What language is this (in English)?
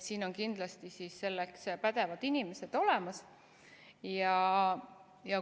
Estonian